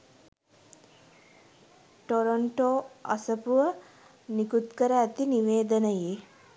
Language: Sinhala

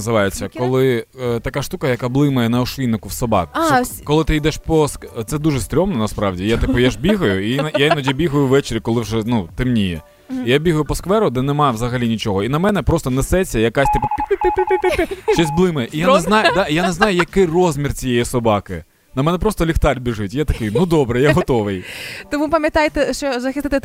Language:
Ukrainian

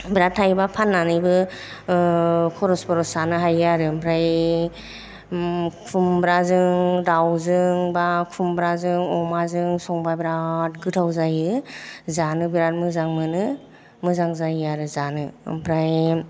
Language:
Bodo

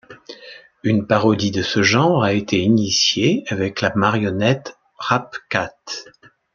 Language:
French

